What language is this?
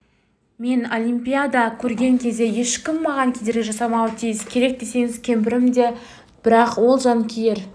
Kazakh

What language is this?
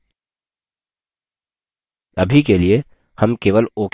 Hindi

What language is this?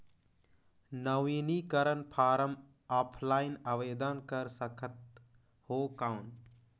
Chhattisgarhi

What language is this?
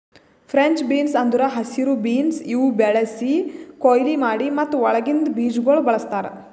Kannada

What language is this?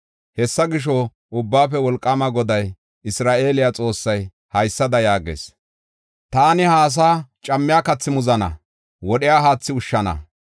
Gofa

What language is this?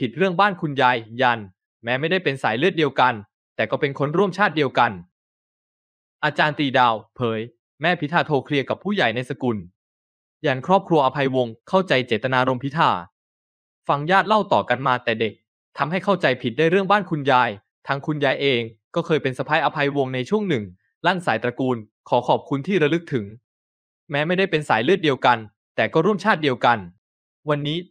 Thai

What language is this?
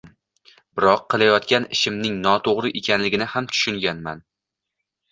Uzbek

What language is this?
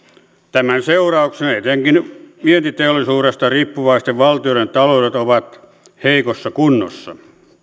Finnish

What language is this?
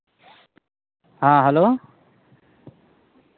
Santali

